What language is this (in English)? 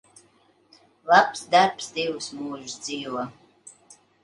Latvian